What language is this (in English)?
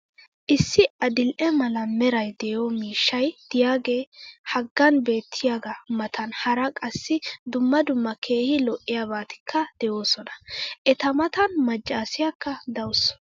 Wolaytta